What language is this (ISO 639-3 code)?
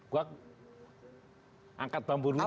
ind